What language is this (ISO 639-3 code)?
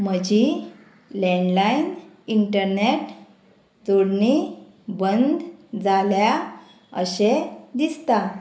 kok